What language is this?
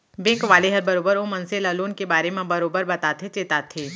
Chhattisgarhi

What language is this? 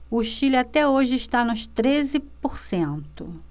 Portuguese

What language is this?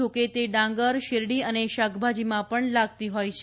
Gujarati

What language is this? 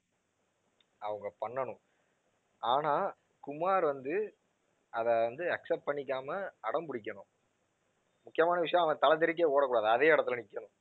Tamil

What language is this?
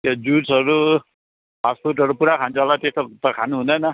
Nepali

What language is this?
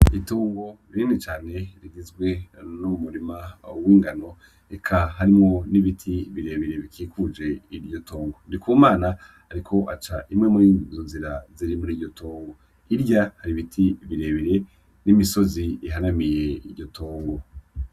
Rundi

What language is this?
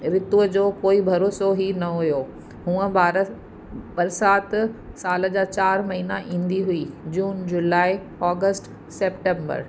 Sindhi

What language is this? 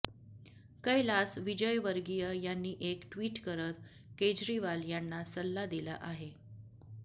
Marathi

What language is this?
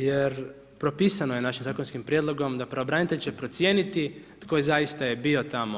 Croatian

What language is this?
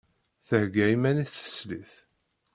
Kabyle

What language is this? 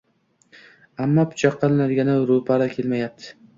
Uzbek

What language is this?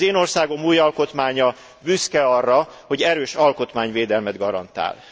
Hungarian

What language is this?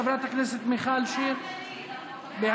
Hebrew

